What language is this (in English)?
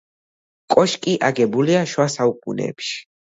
Georgian